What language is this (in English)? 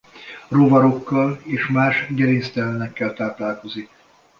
Hungarian